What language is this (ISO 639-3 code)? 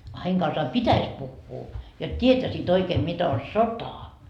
fin